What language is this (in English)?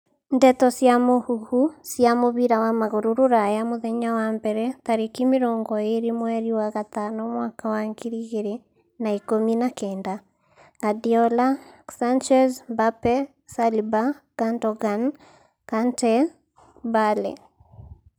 Kikuyu